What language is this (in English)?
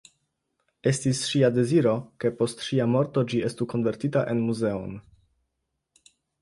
Esperanto